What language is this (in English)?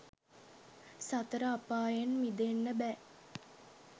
Sinhala